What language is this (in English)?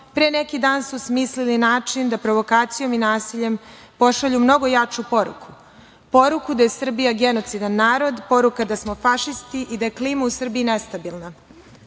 Serbian